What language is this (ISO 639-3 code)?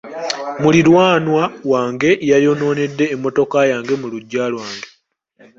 lug